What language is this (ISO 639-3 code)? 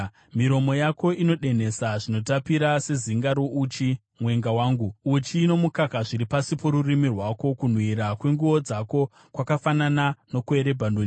sna